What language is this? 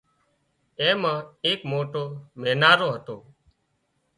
Wadiyara Koli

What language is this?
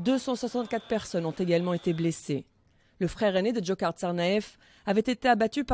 French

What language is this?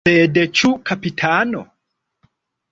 Esperanto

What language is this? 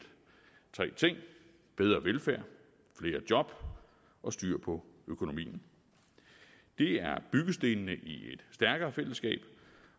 Danish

